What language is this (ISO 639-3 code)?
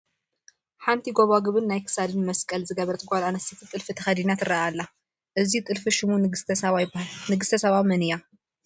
tir